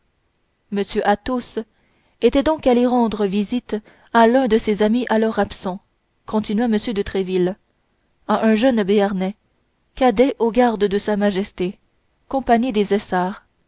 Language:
French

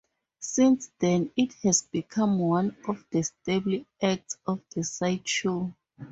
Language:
English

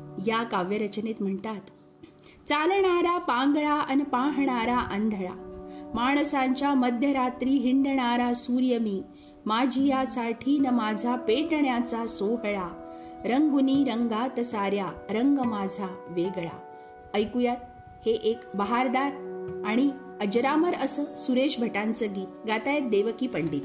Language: Marathi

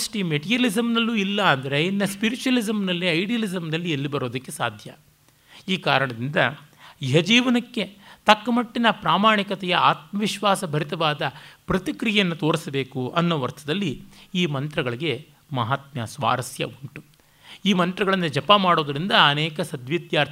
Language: Kannada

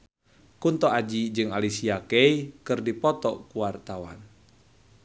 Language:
Sundanese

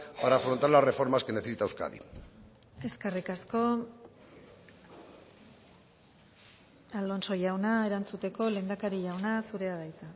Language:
Basque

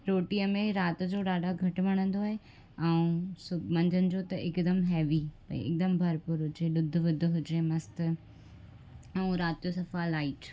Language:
Sindhi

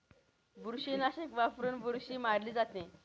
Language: Marathi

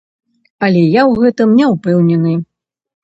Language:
Belarusian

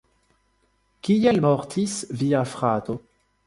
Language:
Esperanto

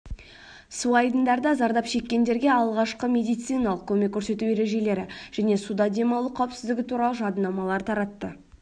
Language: Kazakh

